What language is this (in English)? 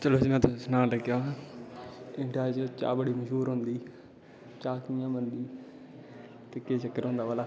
Dogri